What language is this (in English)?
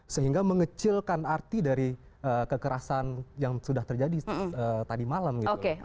Indonesian